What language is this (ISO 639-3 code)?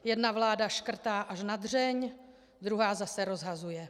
ces